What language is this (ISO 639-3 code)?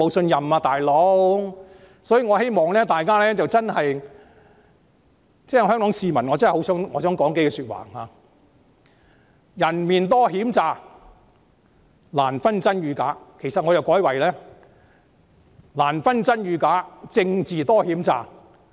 yue